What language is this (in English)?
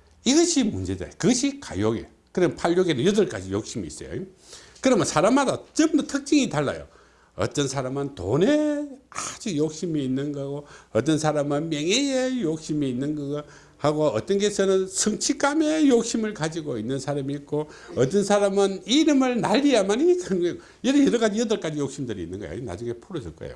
Korean